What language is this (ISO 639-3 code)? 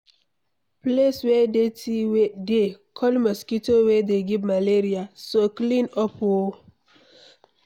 pcm